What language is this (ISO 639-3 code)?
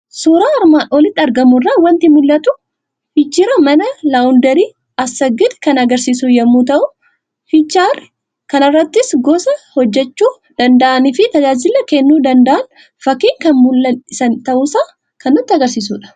orm